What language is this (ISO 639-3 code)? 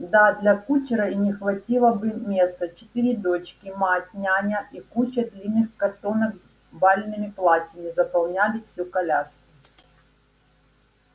rus